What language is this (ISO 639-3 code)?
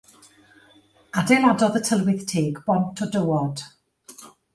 cym